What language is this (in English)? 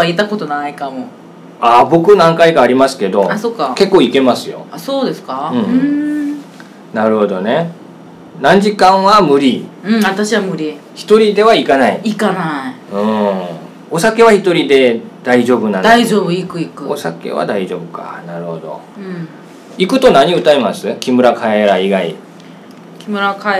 Japanese